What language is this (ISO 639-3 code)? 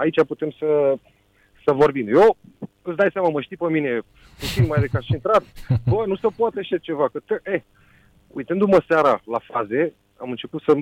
ron